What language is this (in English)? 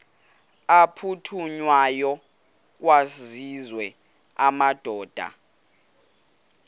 Xhosa